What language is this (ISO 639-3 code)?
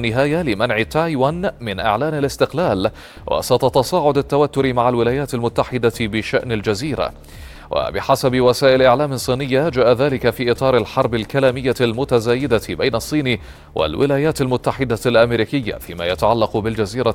ara